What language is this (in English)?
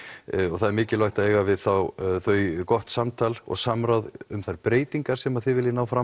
Icelandic